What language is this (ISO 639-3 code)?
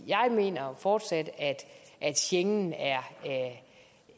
dan